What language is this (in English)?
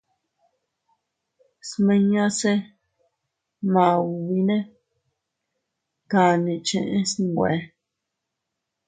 Teutila Cuicatec